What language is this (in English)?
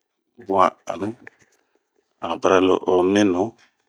Bomu